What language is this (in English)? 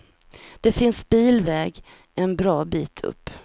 Swedish